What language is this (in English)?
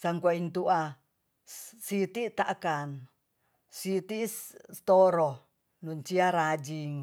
Tonsea